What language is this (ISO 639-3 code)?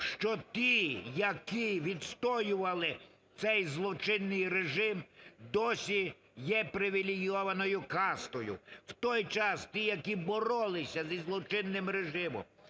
ukr